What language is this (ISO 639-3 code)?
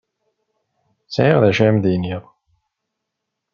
kab